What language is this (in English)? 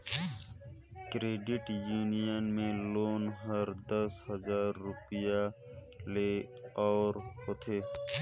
Chhattisgarhi